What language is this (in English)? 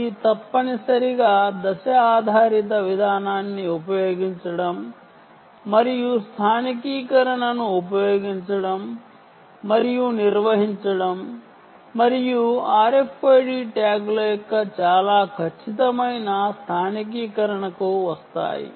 Telugu